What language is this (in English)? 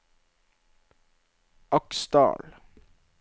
Norwegian